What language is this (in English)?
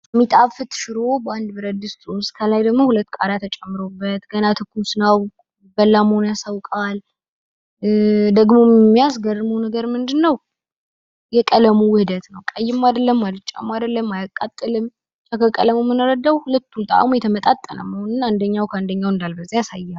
Amharic